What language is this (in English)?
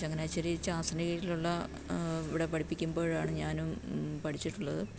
Malayalam